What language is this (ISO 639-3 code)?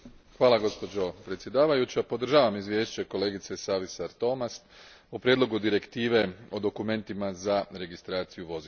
hrv